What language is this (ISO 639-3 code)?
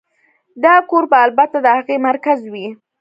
pus